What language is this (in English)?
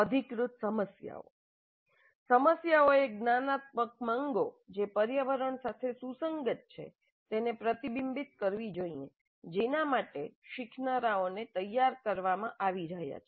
Gujarati